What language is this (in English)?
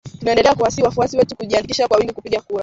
Swahili